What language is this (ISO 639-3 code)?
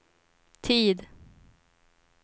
swe